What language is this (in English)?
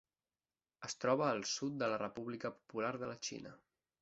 Catalan